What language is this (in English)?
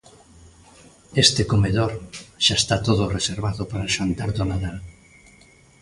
Galician